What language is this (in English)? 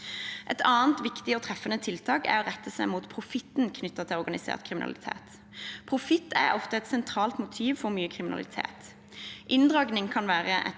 Norwegian